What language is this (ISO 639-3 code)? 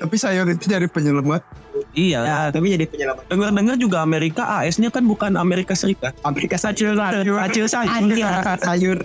ind